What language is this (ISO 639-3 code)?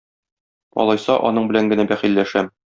tat